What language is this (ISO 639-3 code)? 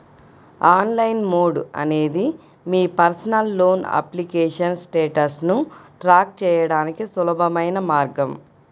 tel